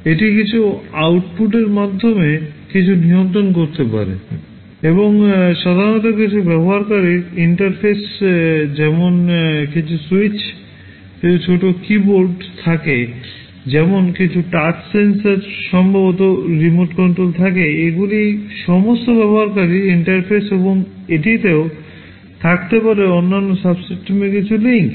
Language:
Bangla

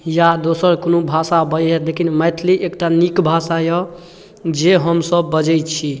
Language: Maithili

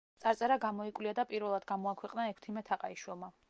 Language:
Georgian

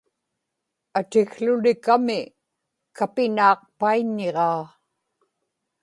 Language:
Inupiaq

